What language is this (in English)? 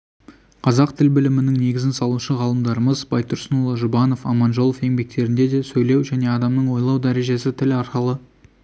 Kazakh